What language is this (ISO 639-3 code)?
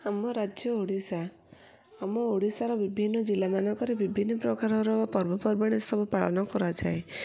ori